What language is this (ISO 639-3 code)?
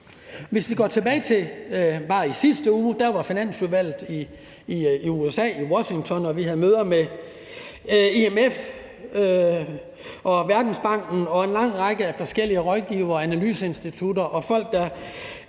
dan